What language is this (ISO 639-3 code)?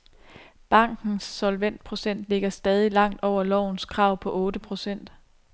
dan